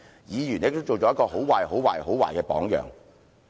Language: Cantonese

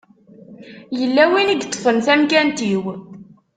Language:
Kabyle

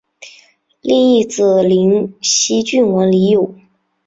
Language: Chinese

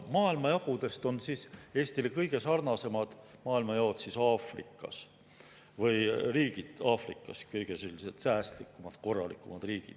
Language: Estonian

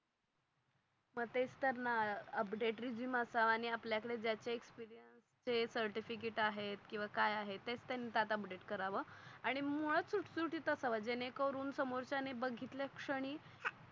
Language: Marathi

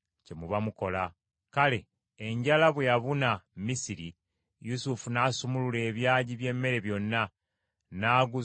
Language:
Ganda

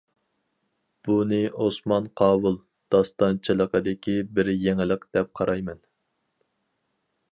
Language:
Uyghur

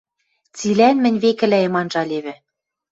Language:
Western Mari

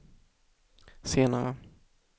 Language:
Swedish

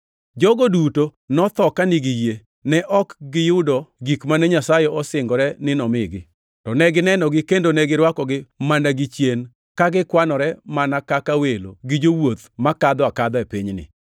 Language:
Luo (Kenya and Tanzania)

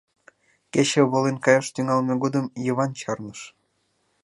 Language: Mari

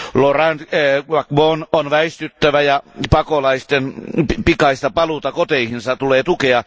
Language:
Finnish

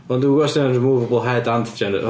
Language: Welsh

